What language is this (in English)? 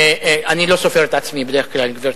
Hebrew